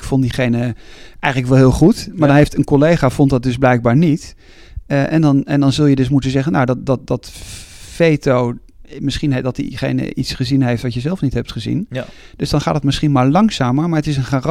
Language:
Dutch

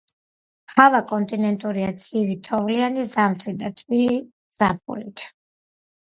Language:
Georgian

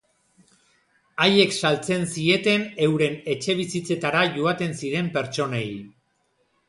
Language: Basque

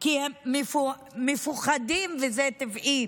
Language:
Hebrew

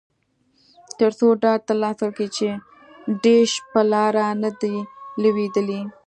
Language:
Pashto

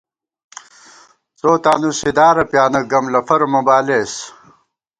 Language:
Gawar-Bati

